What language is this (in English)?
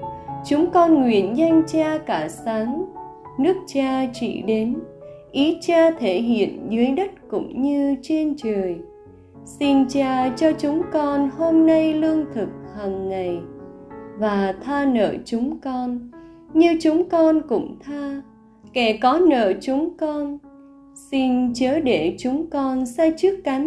Vietnamese